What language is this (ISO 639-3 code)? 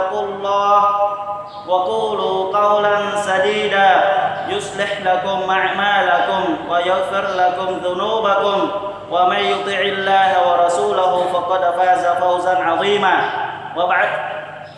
vie